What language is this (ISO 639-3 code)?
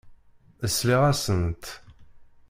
kab